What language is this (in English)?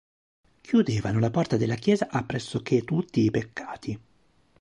Italian